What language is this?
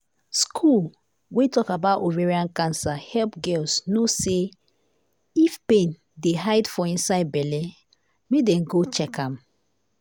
Nigerian Pidgin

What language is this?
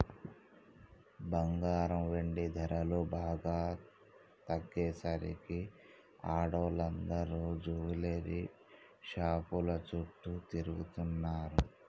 Telugu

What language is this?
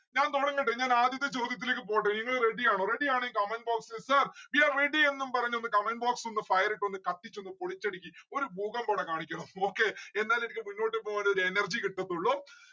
Malayalam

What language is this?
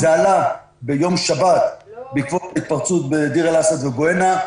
Hebrew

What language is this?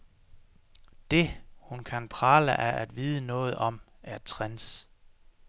Danish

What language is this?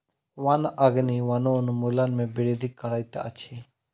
Maithili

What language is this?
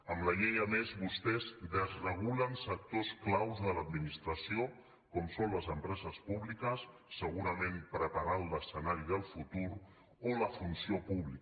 Catalan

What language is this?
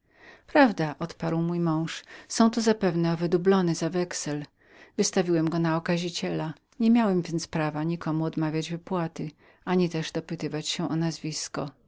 Polish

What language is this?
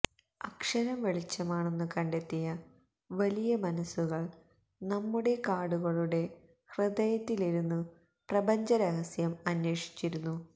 Malayalam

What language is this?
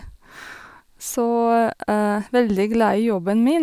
Norwegian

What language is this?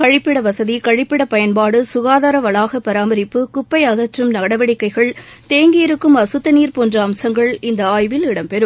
Tamil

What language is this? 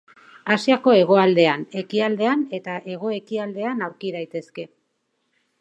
Basque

